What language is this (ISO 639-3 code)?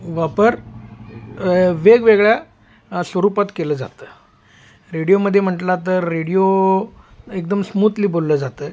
mar